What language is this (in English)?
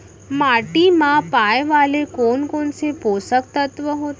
Chhattisgarhi